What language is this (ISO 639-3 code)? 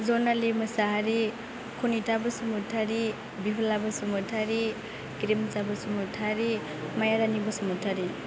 brx